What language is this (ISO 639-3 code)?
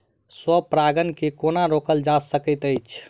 mai